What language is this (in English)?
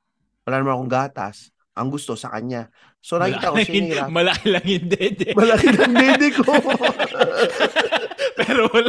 Filipino